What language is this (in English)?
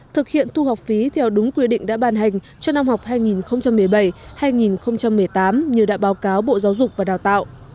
Vietnamese